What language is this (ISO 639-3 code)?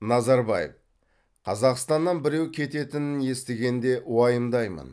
kaz